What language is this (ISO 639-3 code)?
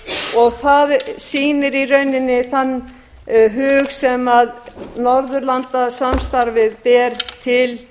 isl